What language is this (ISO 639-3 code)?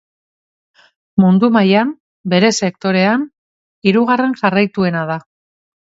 eus